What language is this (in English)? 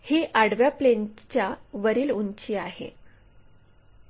Marathi